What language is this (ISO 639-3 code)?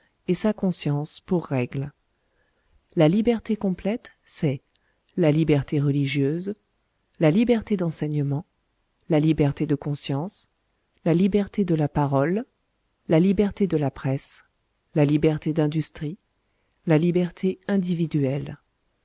fra